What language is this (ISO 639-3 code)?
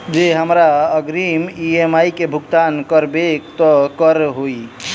mai